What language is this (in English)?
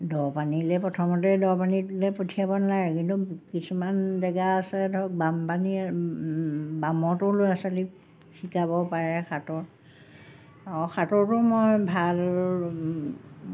Assamese